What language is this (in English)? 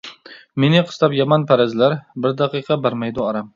Uyghur